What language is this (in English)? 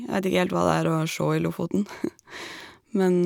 Norwegian